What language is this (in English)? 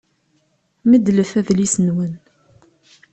Kabyle